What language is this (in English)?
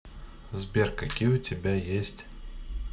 Russian